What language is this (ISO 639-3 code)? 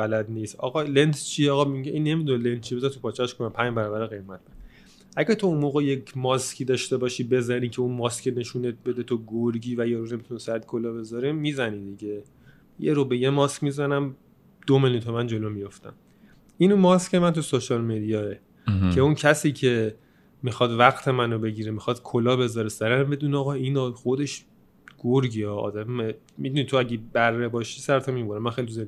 fas